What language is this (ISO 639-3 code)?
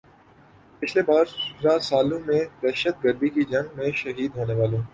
urd